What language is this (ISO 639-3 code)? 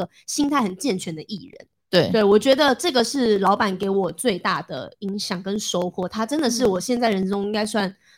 zho